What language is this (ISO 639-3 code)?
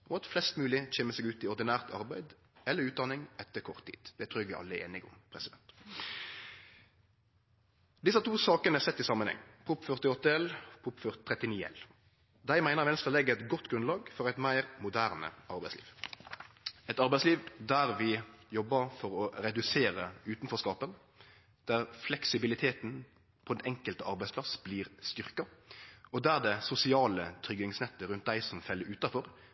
nno